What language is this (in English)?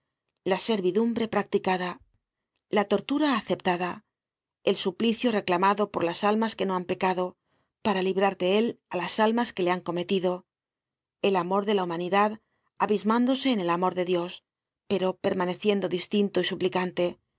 Spanish